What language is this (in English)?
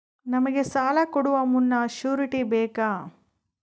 Kannada